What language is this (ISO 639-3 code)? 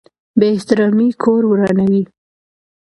pus